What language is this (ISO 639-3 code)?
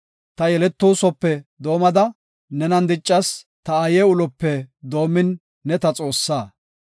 gof